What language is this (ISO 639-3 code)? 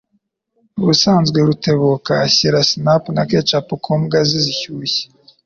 kin